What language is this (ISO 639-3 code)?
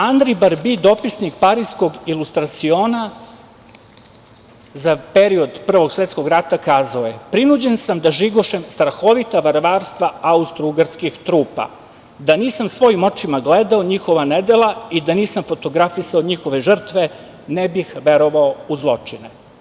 srp